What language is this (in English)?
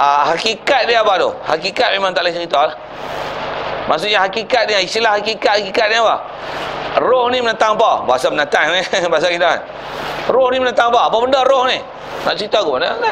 Malay